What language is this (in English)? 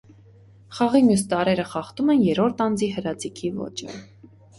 Armenian